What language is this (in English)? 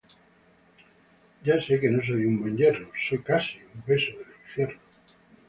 Spanish